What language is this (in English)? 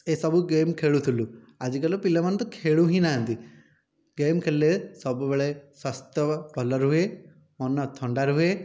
Odia